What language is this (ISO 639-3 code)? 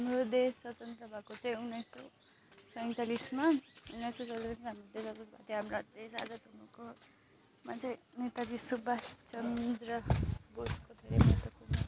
nep